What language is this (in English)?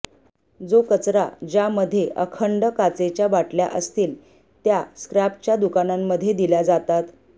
Marathi